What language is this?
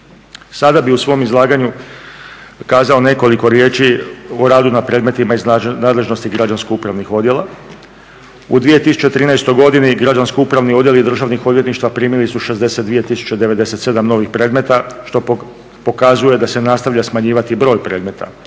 Croatian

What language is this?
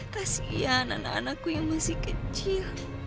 Indonesian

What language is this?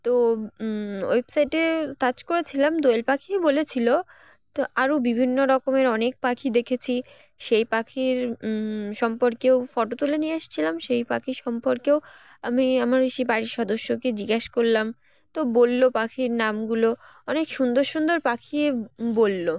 Bangla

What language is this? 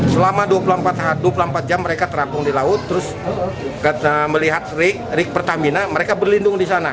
Indonesian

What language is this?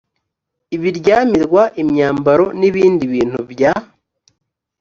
Kinyarwanda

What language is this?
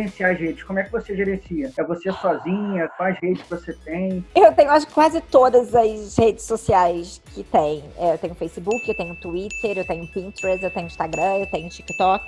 Portuguese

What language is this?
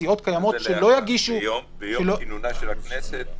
Hebrew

